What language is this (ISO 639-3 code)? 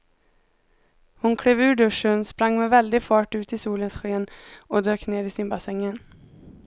swe